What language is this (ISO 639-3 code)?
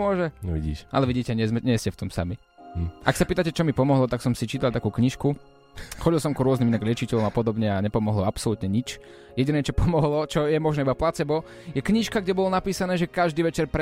slk